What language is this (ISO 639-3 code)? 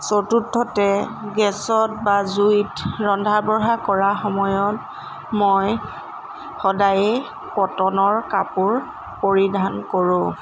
asm